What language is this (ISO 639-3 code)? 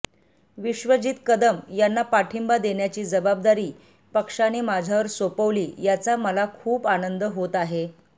mar